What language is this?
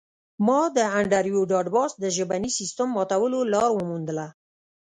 Pashto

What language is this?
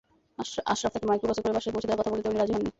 Bangla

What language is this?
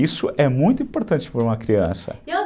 Portuguese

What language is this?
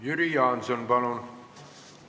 Estonian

